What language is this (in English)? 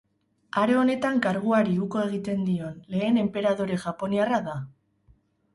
Basque